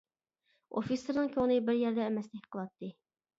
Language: Uyghur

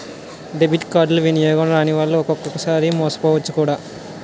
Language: Telugu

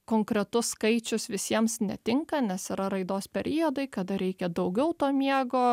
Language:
Lithuanian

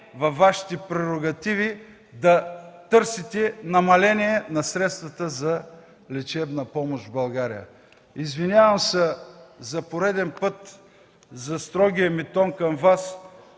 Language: Bulgarian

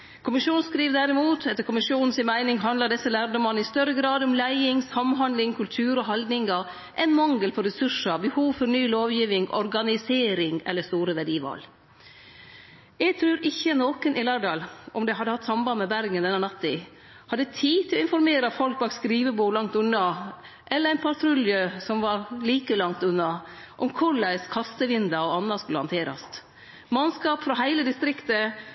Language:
Norwegian Nynorsk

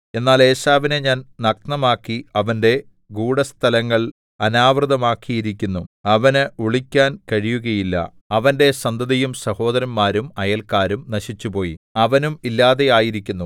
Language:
Malayalam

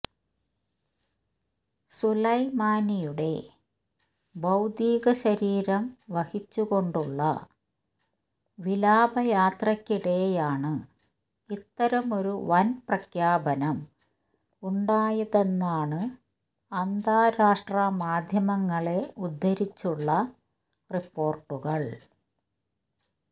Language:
Malayalam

